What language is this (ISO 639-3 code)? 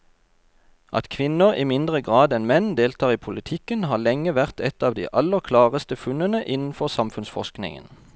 nor